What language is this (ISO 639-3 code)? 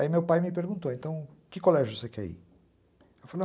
por